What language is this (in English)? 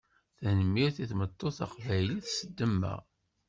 Kabyle